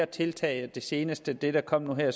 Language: Danish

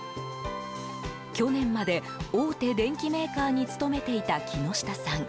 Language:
Japanese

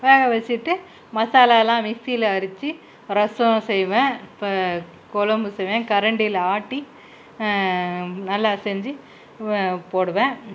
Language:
Tamil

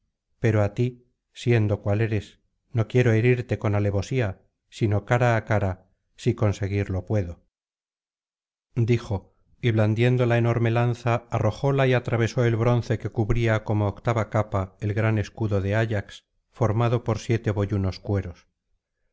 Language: Spanish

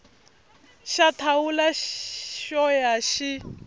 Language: Tsonga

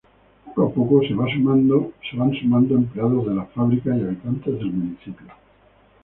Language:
Spanish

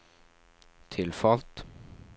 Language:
Norwegian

